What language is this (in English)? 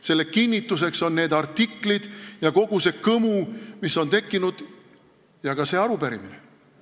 Estonian